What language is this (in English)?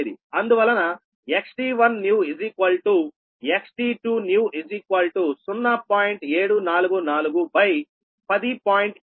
Telugu